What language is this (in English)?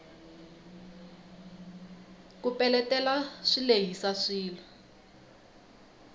Tsonga